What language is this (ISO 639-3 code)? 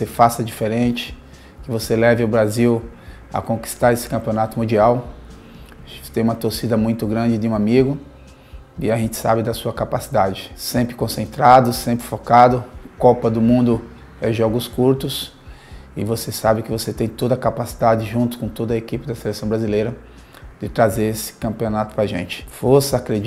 por